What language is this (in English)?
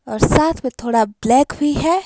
Hindi